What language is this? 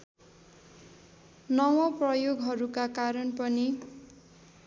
Nepali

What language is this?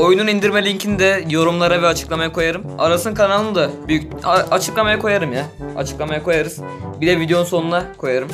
Turkish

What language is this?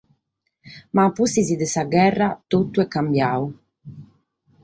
Sardinian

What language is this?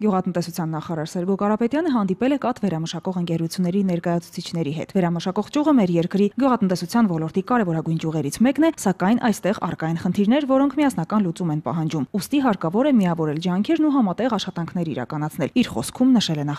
Turkish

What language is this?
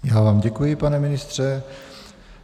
Czech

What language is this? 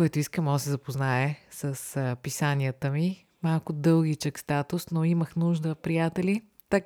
Bulgarian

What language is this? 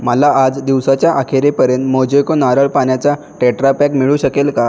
Marathi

